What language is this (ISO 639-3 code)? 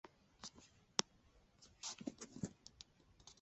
zho